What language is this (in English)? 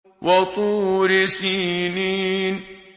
Arabic